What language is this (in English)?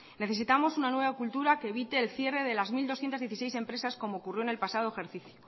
Spanish